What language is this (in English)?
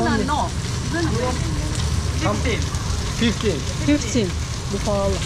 Turkish